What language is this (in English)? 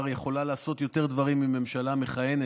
Hebrew